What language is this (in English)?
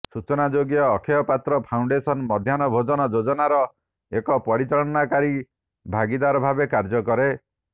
Odia